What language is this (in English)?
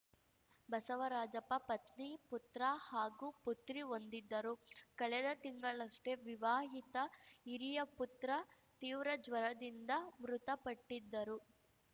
Kannada